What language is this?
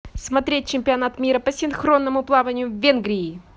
Russian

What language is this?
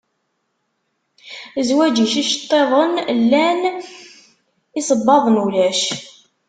Kabyle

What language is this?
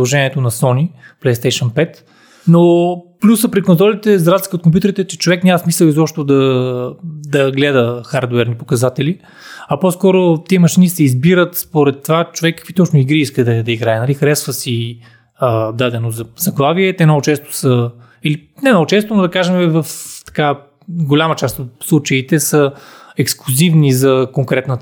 Bulgarian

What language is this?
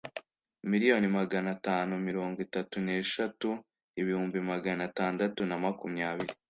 Kinyarwanda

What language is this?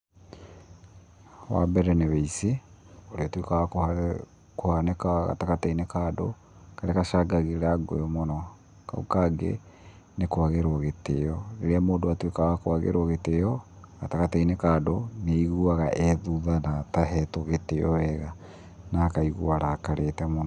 Kikuyu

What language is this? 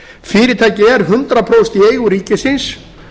Icelandic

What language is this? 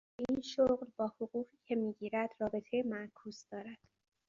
Persian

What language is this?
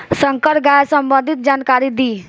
Bhojpuri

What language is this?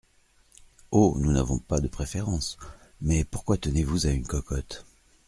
French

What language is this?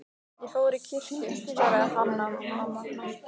Icelandic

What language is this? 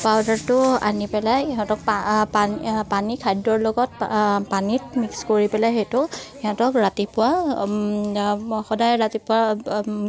Assamese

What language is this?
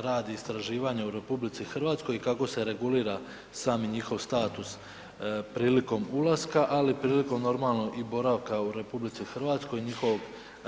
Croatian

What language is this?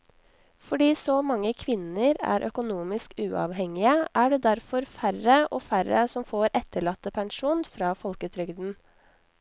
Norwegian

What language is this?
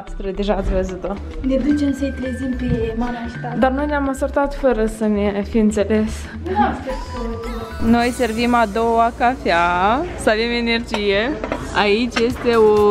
Romanian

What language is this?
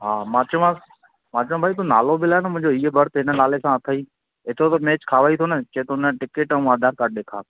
Sindhi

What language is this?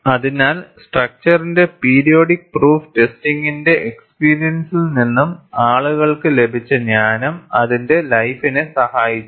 Malayalam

